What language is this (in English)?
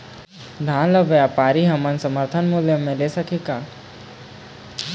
Chhattisgarhi